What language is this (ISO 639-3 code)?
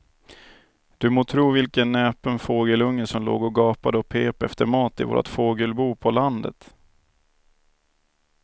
swe